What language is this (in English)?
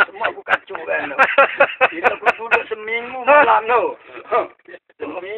Malay